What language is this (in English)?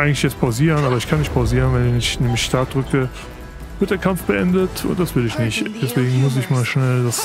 German